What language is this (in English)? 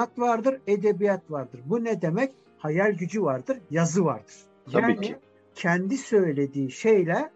Turkish